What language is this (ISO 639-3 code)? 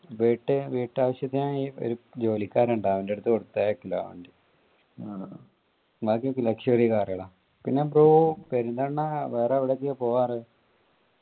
mal